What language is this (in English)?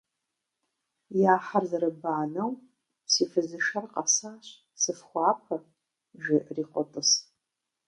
Kabardian